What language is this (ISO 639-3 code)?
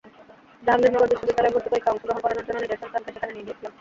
ben